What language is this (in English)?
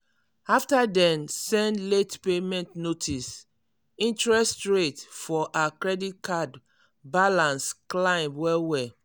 Nigerian Pidgin